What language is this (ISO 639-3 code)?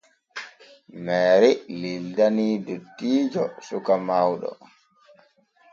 fue